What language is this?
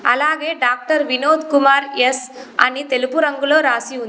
Telugu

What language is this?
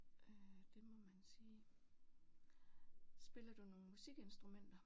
Danish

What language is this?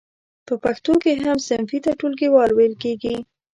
Pashto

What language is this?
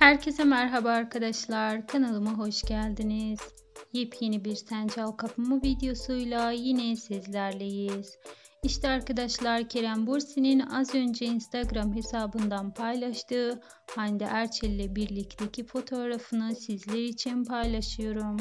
Turkish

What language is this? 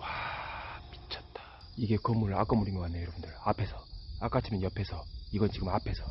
Korean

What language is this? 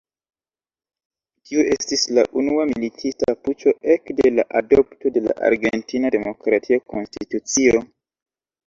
Esperanto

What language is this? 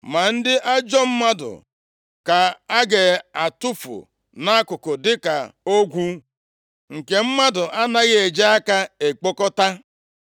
Igbo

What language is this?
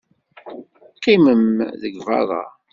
Kabyle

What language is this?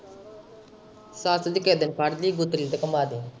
Punjabi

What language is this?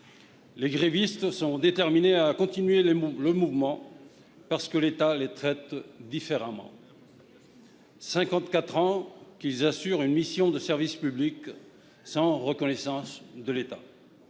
French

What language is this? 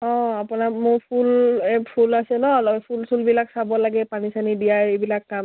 Assamese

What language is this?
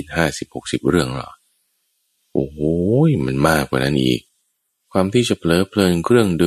Thai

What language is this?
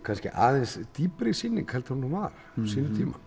Icelandic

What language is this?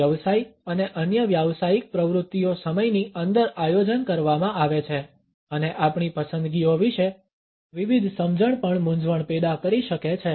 Gujarati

